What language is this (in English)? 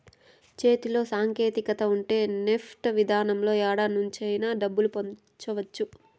Telugu